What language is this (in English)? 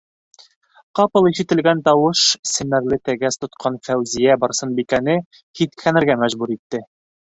Bashkir